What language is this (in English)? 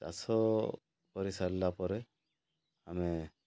Odia